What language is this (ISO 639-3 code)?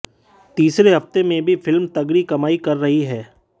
hin